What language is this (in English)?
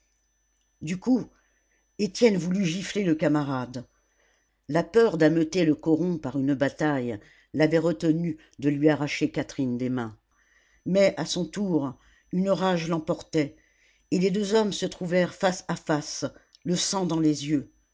French